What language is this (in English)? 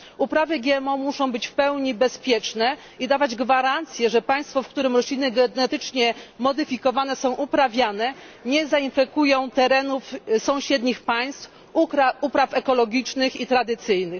Polish